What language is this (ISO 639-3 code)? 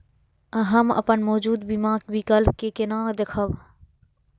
mai